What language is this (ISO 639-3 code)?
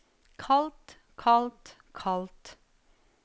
nor